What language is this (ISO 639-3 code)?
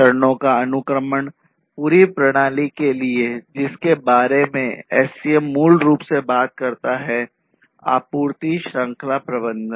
hin